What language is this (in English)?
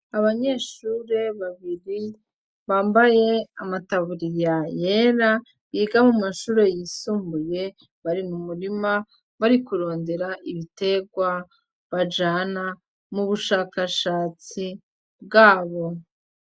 Rundi